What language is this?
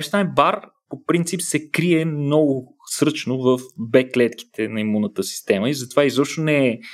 Bulgarian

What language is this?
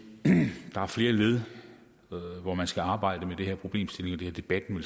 Danish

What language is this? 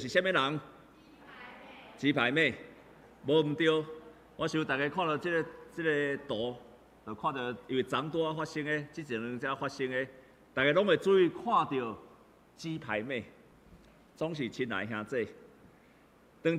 Chinese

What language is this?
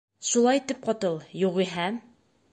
Bashkir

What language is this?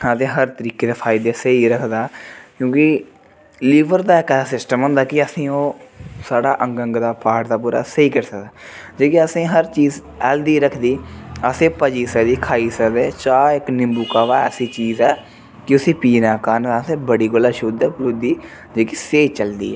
Dogri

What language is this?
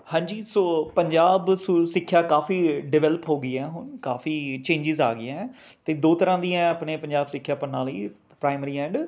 Punjabi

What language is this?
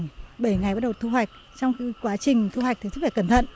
Vietnamese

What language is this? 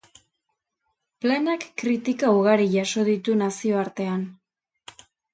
Basque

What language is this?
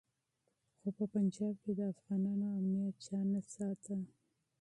Pashto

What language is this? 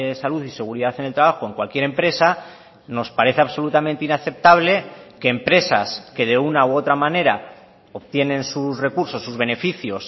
Spanish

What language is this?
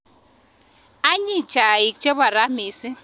Kalenjin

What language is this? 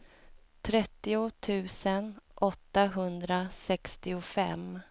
Swedish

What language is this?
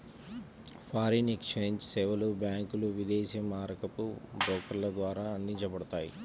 Telugu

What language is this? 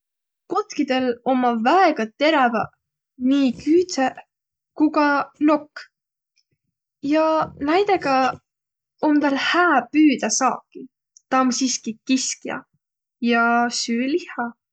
Võro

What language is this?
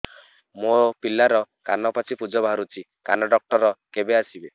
Odia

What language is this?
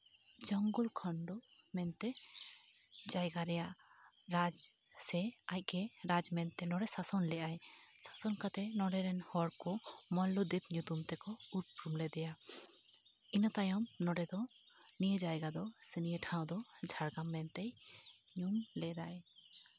Santali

